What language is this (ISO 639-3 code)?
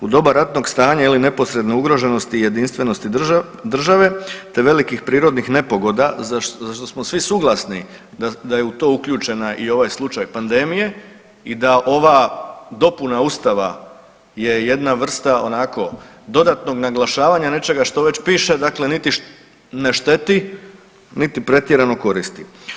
hrv